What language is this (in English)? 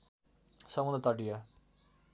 Nepali